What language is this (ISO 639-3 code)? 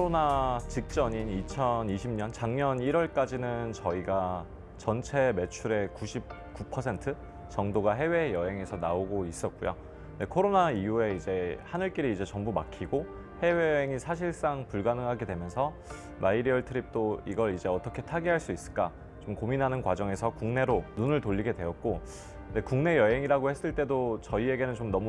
kor